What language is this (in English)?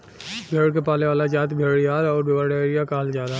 Bhojpuri